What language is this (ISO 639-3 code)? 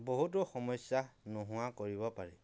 asm